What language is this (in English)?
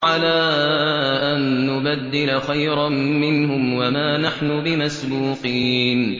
Arabic